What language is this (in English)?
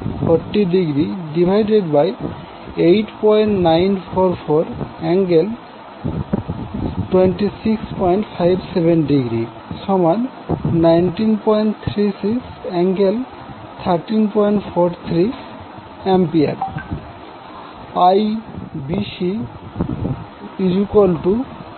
Bangla